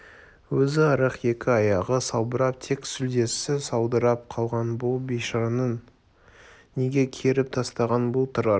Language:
Kazakh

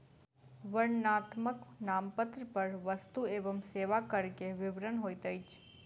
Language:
Maithili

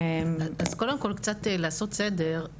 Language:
Hebrew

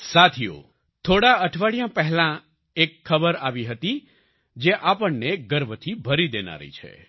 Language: Gujarati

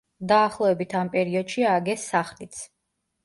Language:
Georgian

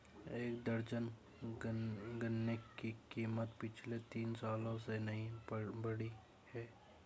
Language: Hindi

